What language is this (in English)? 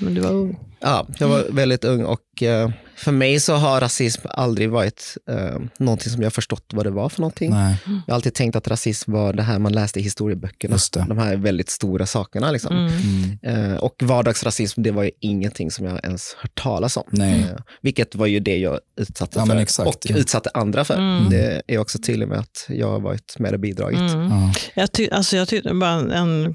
Swedish